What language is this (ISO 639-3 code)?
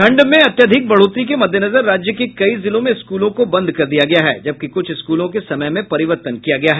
hin